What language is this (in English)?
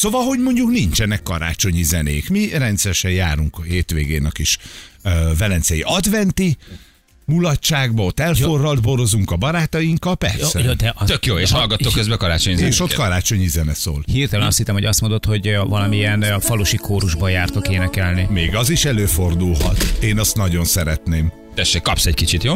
Hungarian